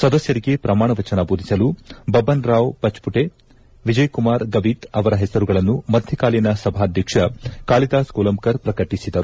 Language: Kannada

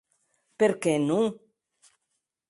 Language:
Occitan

